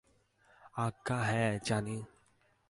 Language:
Bangla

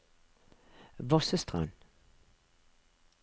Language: Norwegian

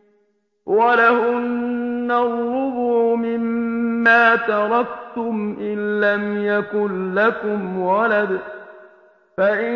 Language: Arabic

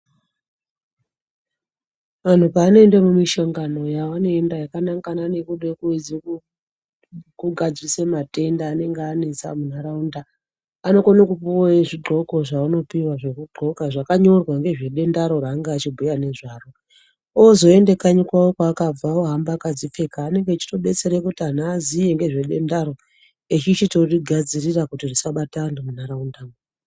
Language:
Ndau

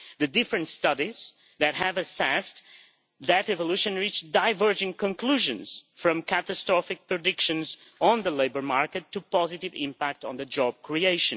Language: English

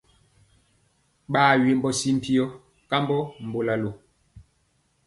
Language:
Mpiemo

